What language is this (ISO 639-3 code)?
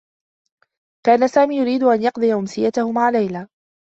ara